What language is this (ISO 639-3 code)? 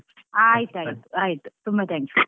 kan